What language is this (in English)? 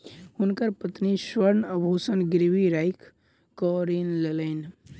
Maithili